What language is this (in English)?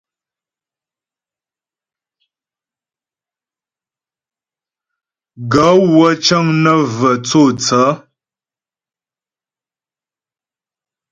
Ghomala